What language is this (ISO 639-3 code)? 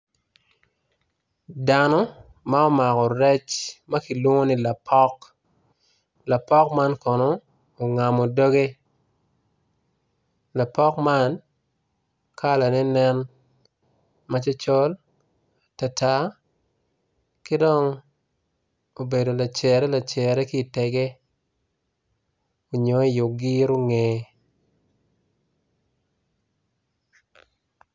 ach